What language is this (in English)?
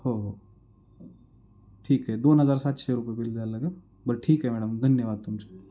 Marathi